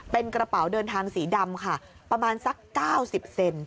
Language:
Thai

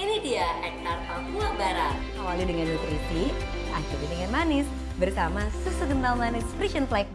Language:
Indonesian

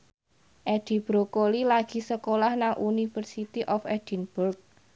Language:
Javanese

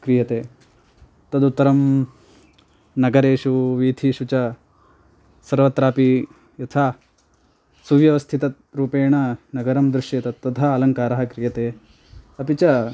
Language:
Sanskrit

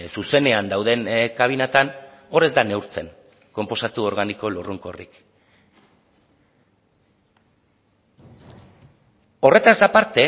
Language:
Basque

